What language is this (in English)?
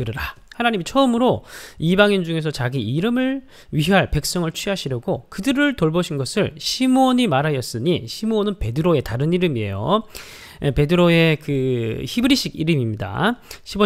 Korean